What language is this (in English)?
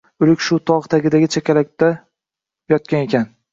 Uzbek